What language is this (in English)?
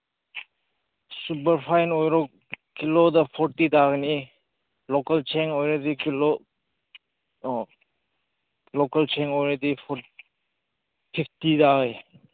Manipuri